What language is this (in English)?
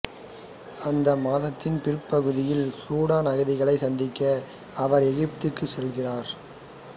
Tamil